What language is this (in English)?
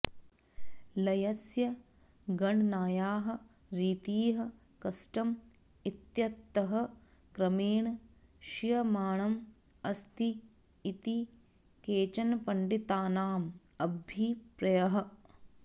Sanskrit